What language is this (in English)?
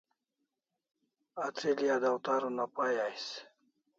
Kalasha